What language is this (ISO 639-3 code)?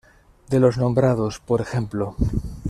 spa